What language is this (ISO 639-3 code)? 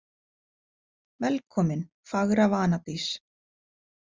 isl